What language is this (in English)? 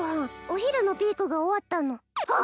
Japanese